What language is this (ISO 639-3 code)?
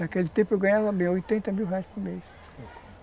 por